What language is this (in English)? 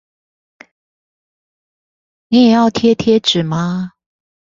Chinese